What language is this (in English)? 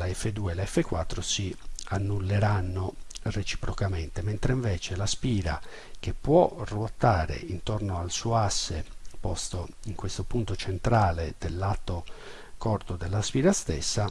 Italian